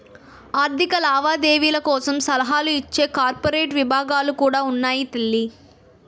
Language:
Telugu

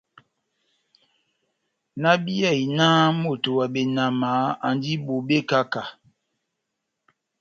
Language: Batanga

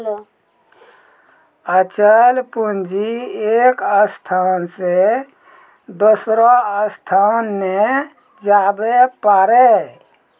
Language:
Maithili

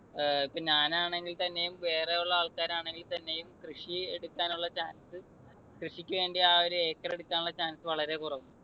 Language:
Malayalam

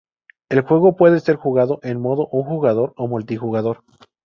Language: Spanish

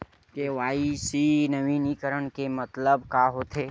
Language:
Chhattisgarhi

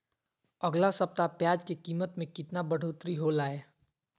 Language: Magahi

